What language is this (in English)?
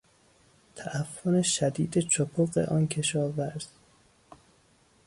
Persian